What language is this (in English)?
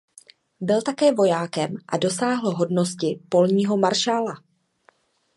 Czech